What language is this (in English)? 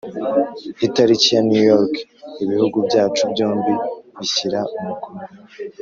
Kinyarwanda